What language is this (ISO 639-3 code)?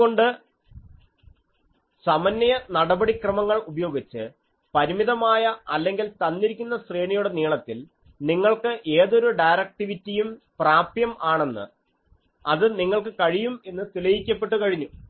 mal